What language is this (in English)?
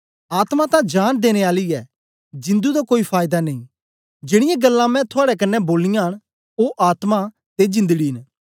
Dogri